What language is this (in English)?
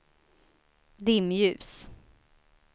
Swedish